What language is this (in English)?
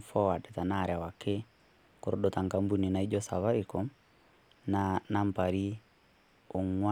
Masai